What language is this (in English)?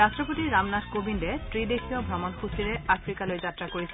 Assamese